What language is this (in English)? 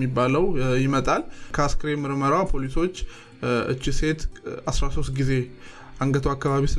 Amharic